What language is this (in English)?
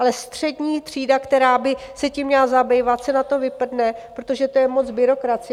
Czech